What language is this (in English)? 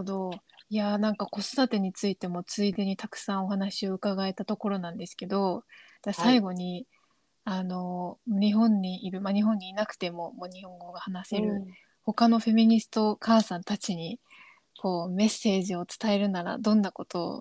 Japanese